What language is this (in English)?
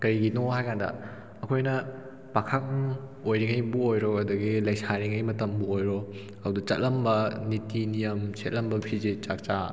Manipuri